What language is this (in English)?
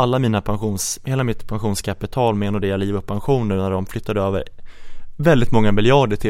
Swedish